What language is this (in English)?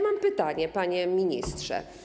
Polish